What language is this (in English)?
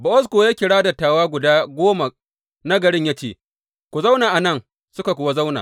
Hausa